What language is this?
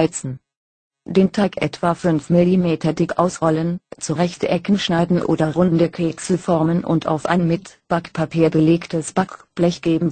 German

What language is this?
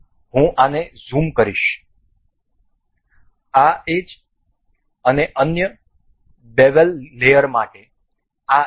Gujarati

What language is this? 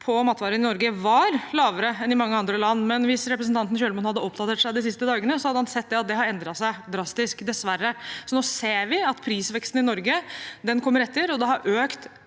Norwegian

